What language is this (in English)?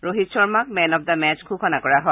Assamese